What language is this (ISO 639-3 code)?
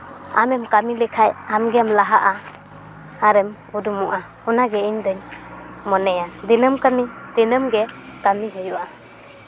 sat